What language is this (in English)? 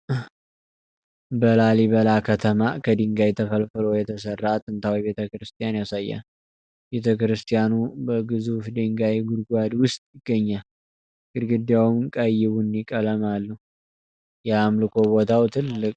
Amharic